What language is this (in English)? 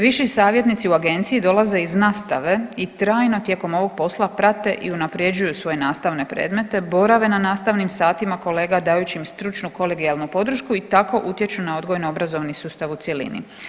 Croatian